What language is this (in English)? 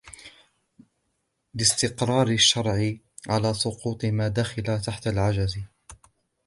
Arabic